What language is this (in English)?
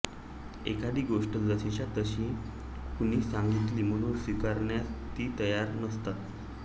Marathi